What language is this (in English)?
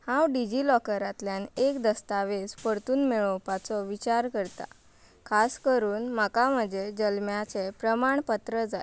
Konkani